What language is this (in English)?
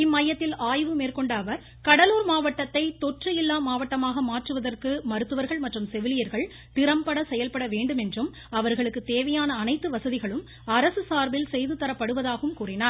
Tamil